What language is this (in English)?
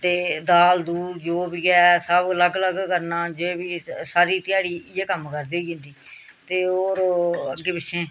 Dogri